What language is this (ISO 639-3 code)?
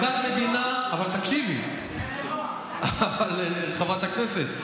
heb